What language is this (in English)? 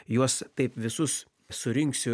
Lithuanian